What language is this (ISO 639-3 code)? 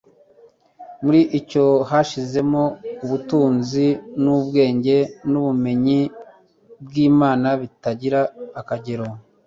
kin